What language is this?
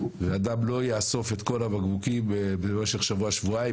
Hebrew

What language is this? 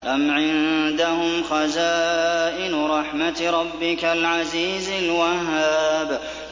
Arabic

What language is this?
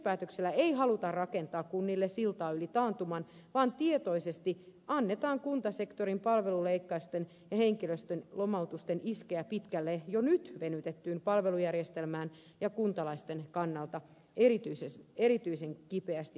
Finnish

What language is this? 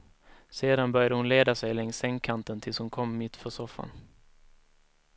Swedish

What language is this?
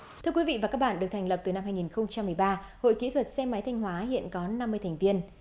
Vietnamese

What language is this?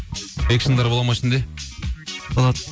Kazakh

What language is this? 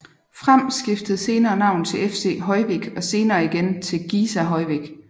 Danish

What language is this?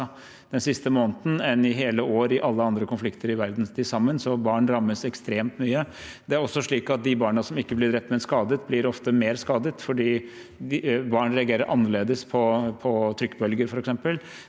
Norwegian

